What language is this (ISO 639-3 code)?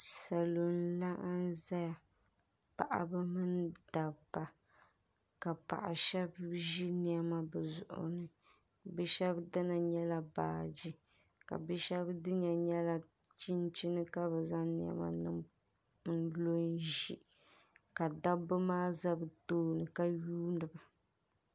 dag